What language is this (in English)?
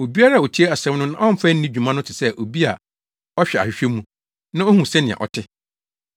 Akan